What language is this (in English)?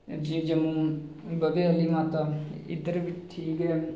Dogri